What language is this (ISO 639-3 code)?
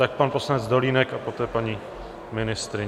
ces